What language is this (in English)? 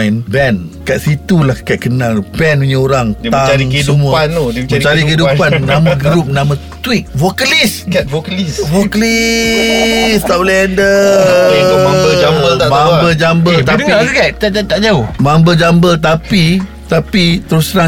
Malay